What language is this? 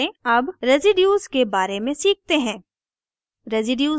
Hindi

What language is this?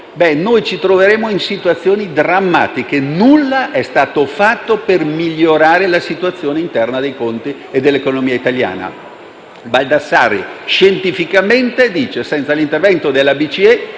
Italian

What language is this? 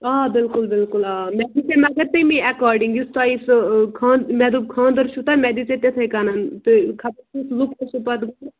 Kashmiri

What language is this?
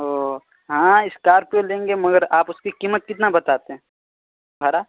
Urdu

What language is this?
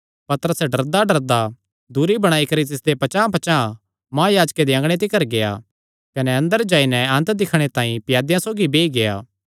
Kangri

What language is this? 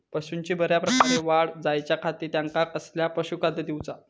Marathi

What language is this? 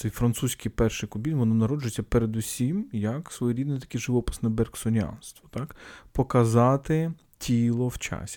Ukrainian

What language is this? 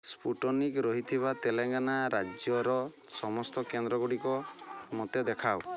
Odia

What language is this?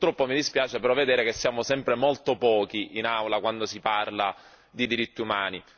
Italian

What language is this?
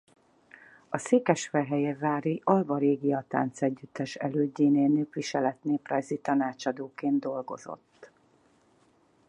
Hungarian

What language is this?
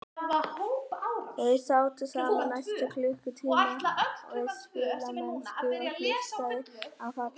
Icelandic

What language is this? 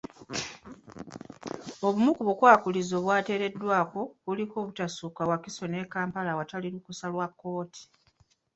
Ganda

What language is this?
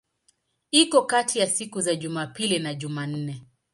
Swahili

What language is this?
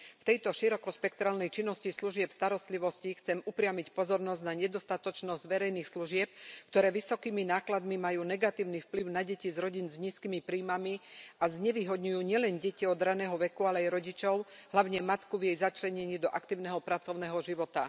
Slovak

